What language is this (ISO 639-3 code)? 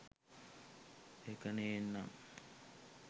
sin